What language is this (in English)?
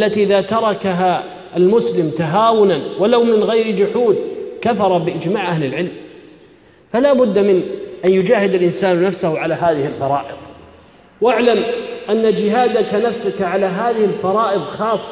Arabic